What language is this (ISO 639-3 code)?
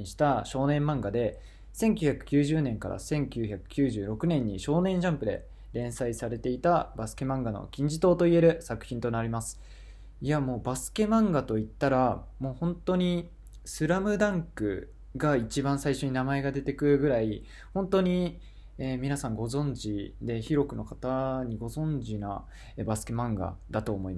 jpn